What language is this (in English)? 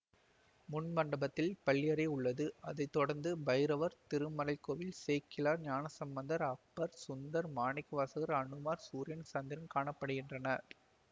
Tamil